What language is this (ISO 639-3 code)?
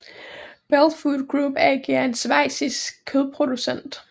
dan